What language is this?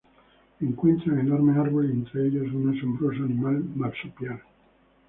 Spanish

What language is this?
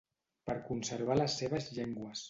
Catalan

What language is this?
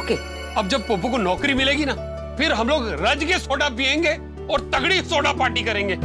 Hindi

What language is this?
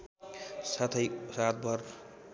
Nepali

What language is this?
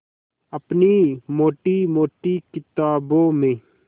Hindi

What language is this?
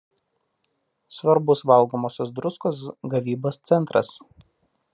Lithuanian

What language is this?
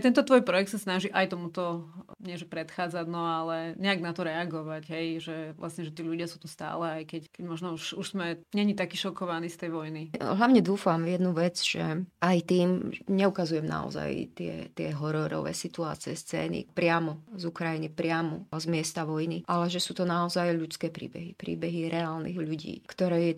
Slovak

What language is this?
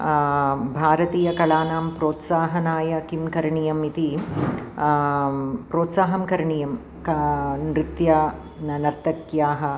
Sanskrit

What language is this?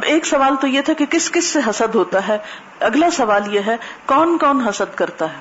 Urdu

